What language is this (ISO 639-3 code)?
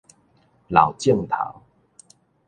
nan